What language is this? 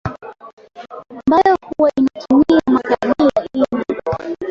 Swahili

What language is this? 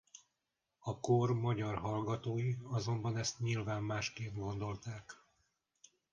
Hungarian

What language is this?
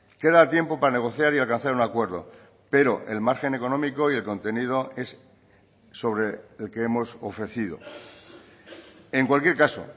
Spanish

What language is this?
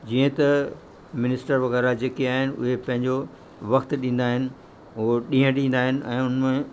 Sindhi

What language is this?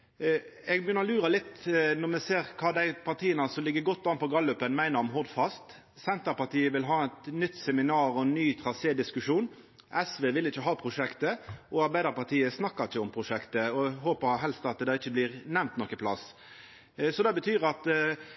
Norwegian Nynorsk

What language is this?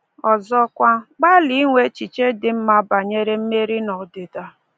Igbo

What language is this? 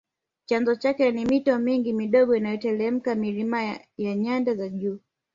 Swahili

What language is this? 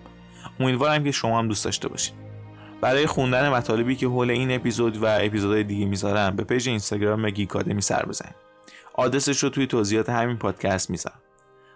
Persian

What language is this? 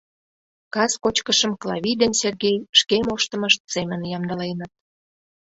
Mari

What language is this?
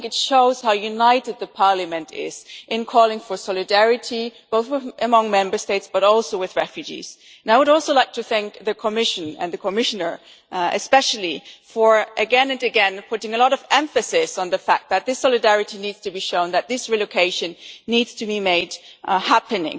English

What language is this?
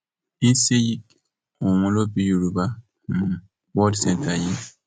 Yoruba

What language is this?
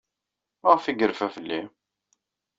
Kabyle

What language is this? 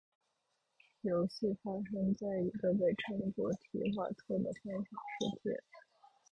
Chinese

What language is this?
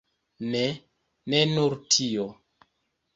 Esperanto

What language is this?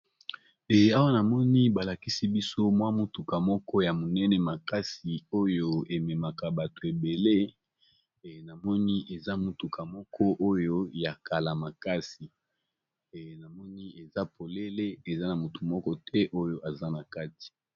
Lingala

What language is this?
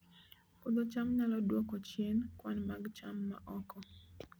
Luo (Kenya and Tanzania)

